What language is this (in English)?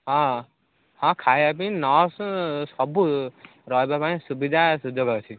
Odia